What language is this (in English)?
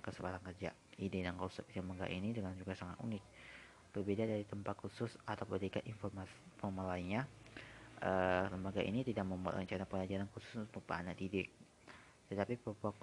Indonesian